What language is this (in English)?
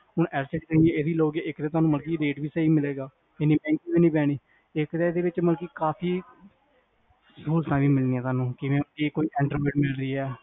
Punjabi